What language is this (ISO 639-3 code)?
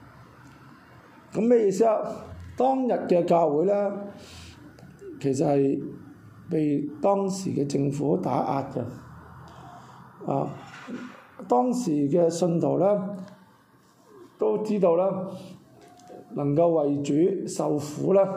zho